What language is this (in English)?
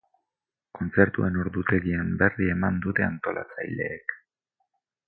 Basque